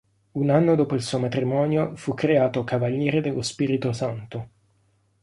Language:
Italian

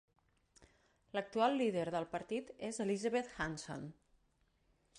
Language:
Catalan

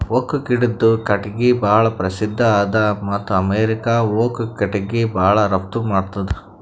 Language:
Kannada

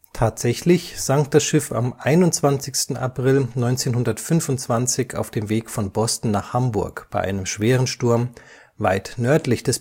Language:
German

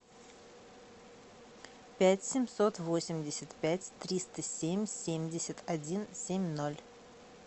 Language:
Russian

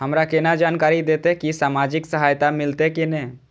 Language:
Maithili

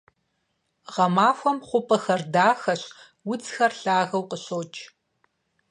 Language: Kabardian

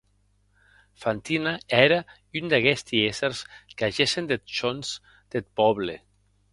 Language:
Occitan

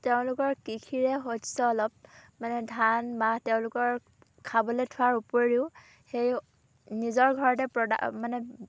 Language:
Assamese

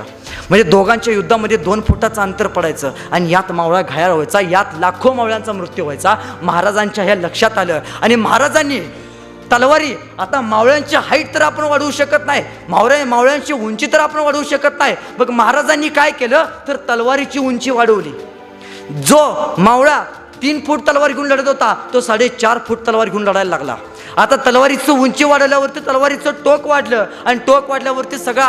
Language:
Marathi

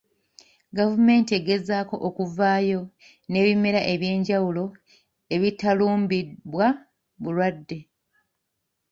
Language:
Ganda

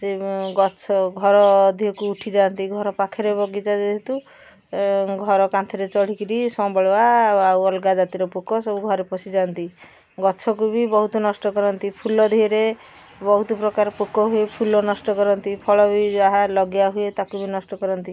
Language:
Odia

